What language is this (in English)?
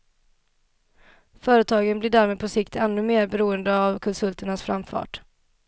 Swedish